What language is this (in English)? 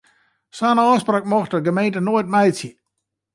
Western Frisian